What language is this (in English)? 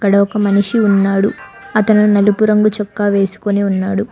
Telugu